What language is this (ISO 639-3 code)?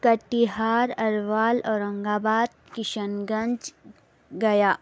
urd